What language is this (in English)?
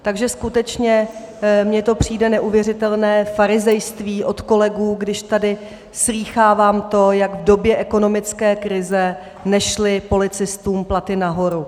Czech